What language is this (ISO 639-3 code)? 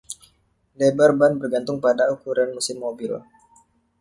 ind